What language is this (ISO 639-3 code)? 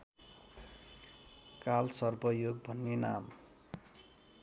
nep